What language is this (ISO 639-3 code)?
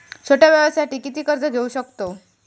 mar